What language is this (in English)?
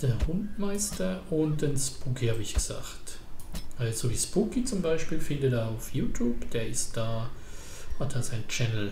German